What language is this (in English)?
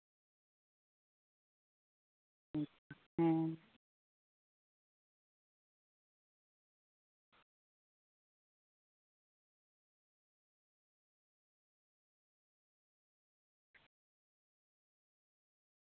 Santali